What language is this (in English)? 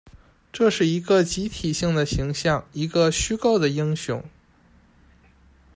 Chinese